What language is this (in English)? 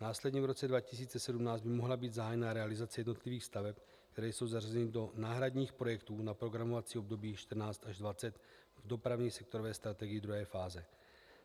Czech